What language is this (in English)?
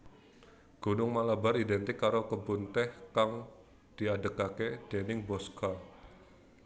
Javanese